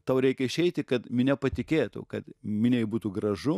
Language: Lithuanian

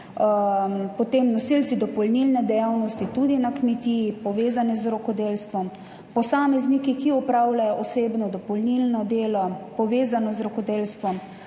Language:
Slovenian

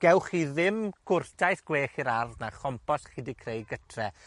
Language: Welsh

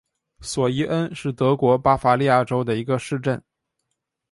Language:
Chinese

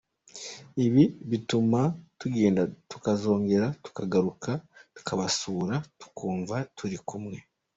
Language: Kinyarwanda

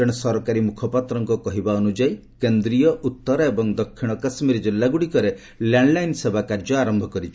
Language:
Odia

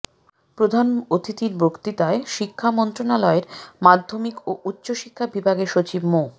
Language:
Bangla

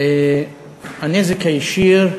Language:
Hebrew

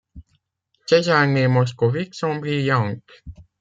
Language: French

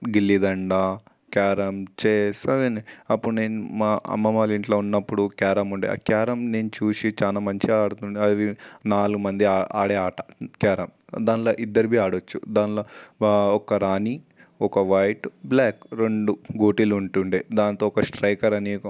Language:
Telugu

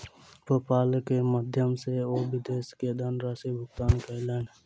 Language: Maithili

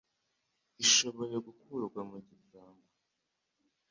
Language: Kinyarwanda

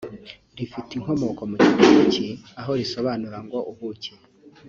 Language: Kinyarwanda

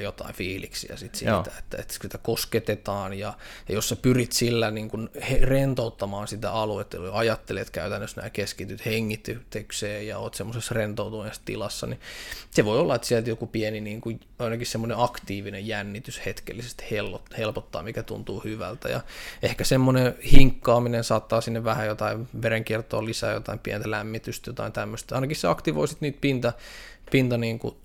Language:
Finnish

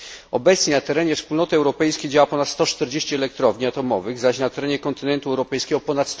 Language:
Polish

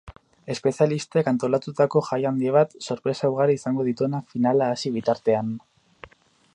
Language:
Basque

